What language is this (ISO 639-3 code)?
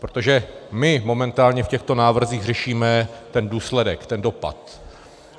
ces